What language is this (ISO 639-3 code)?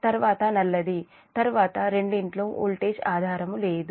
tel